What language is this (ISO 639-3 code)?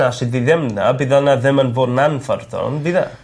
cym